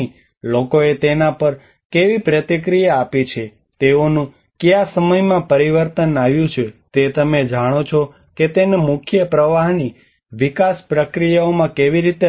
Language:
Gujarati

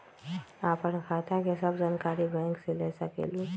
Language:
Magahi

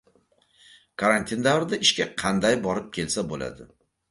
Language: Uzbek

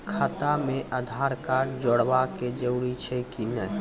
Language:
Maithili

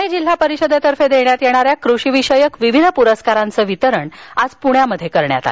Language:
Marathi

